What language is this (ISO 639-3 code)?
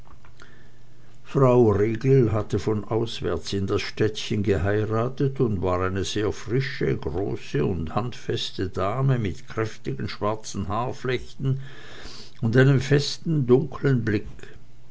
deu